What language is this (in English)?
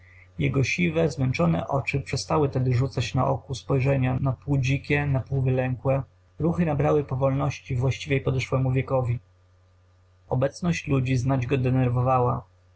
Polish